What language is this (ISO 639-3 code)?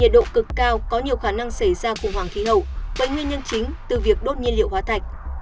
vie